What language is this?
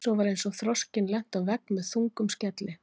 Icelandic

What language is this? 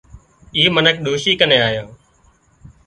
Wadiyara Koli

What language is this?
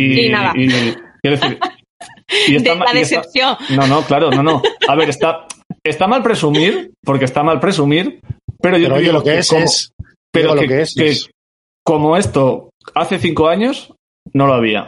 Spanish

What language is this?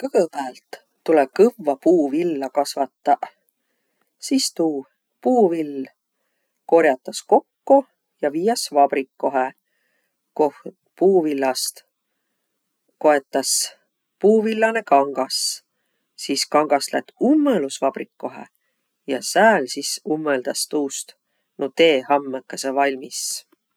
Võro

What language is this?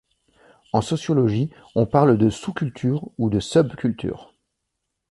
French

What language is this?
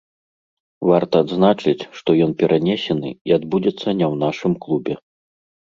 Belarusian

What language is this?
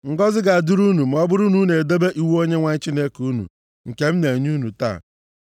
Igbo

